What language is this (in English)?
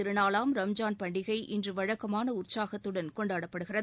Tamil